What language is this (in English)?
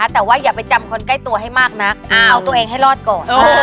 Thai